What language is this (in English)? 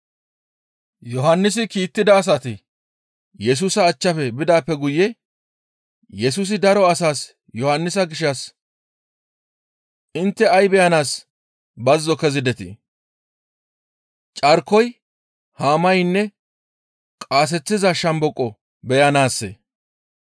Gamo